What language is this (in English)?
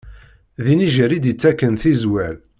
Kabyle